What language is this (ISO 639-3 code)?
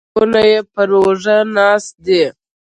pus